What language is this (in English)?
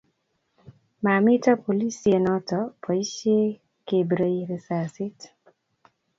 Kalenjin